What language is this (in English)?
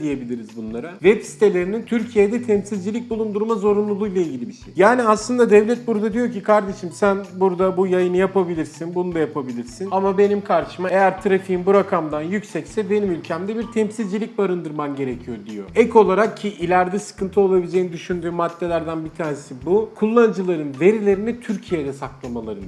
Turkish